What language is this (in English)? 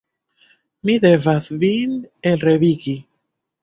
Esperanto